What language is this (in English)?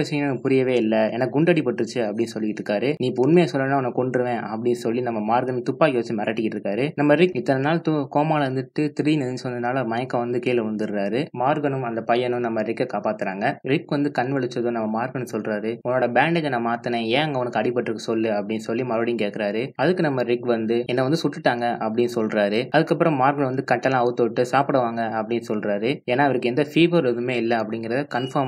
Hindi